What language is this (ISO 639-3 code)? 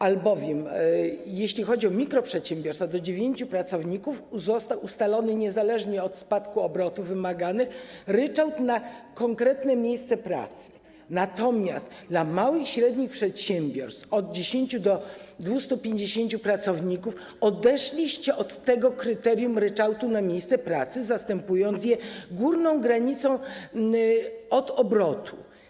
pol